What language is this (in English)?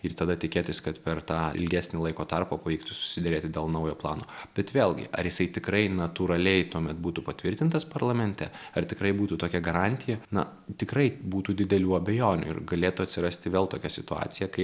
Lithuanian